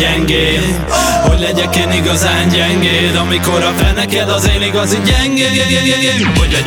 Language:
Hungarian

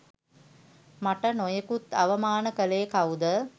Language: Sinhala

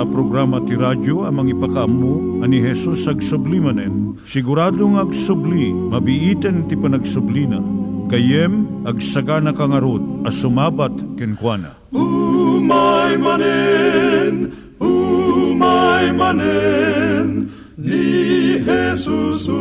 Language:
Filipino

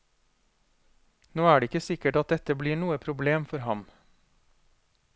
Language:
Norwegian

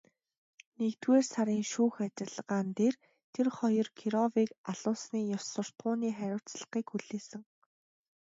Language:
Mongolian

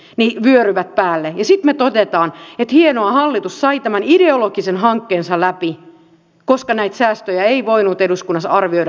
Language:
Finnish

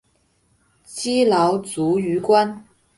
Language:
Chinese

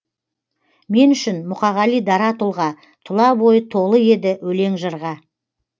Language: Kazakh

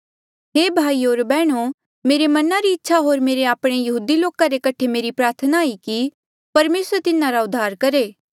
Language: Mandeali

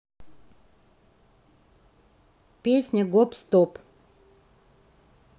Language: Russian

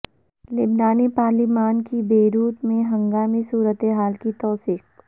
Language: Urdu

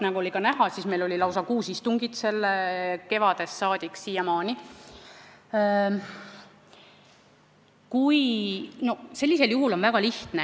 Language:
Estonian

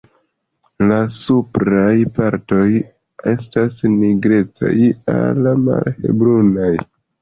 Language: Esperanto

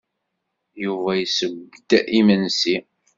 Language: Kabyle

